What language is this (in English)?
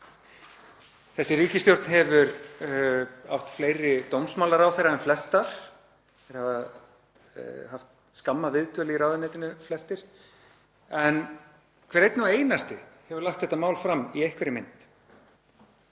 Icelandic